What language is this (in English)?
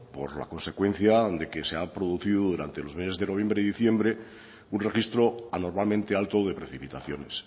Spanish